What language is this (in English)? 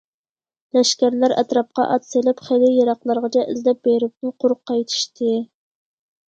Uyghur